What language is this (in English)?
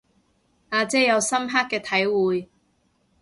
Cantonese